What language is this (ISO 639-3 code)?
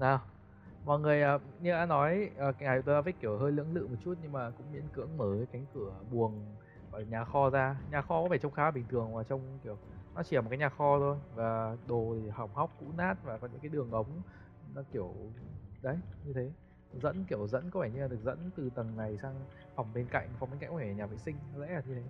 vie